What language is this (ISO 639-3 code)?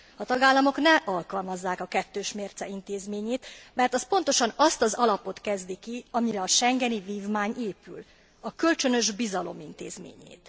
hun